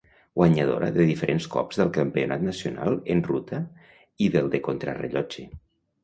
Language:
Catalan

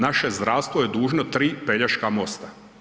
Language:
Croatian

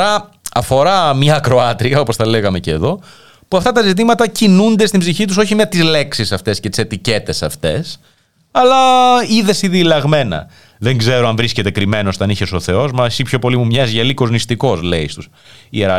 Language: Greek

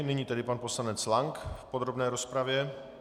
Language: Czech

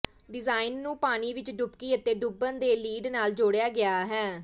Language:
Punjabi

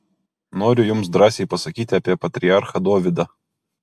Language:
Lithuanian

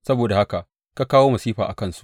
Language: Hausa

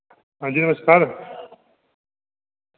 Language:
Dogri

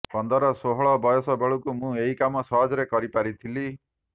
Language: Odia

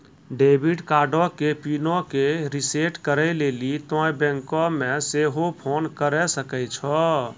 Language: Maithili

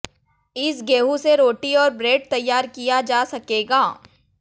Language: Hindi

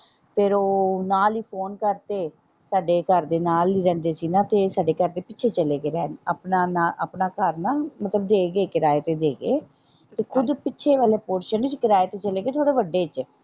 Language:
Punjabi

